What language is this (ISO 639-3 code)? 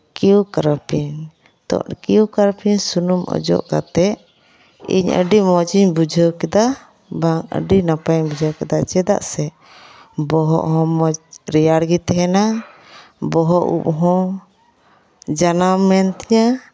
sat